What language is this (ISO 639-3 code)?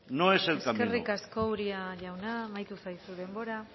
eus